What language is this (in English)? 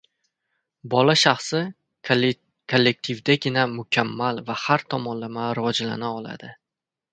Uzbek